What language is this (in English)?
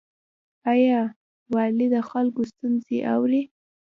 Pashto